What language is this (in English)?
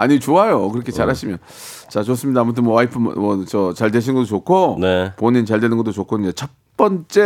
Korean